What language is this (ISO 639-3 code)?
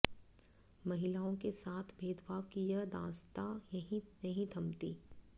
hin